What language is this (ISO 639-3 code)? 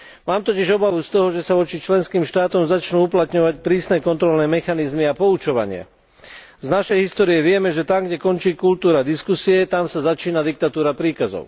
slk